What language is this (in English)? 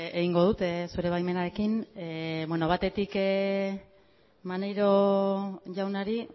Basque